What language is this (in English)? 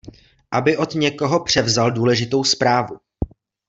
Czech